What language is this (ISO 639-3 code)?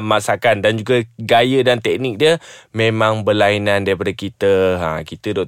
msa